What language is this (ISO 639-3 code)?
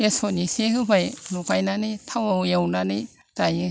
brx